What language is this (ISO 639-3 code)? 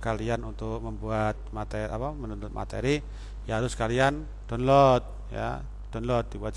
ind